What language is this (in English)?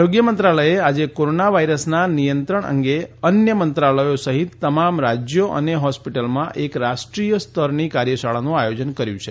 Gujarati